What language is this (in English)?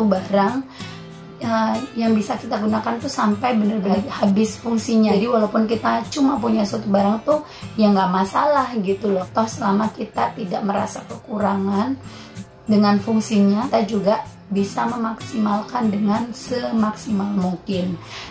Indonesian